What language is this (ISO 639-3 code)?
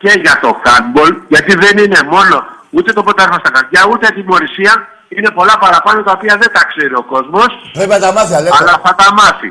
ell